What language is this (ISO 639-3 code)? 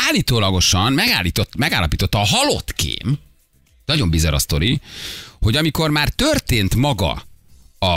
hun